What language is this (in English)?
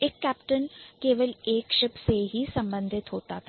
Hindi